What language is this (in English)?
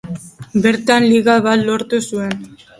Basque